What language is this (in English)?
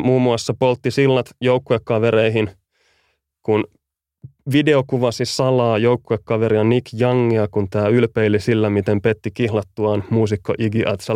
Finnish